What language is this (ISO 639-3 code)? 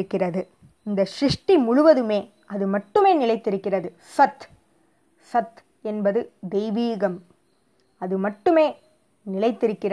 tam